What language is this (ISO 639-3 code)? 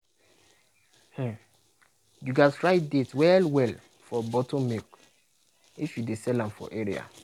pcm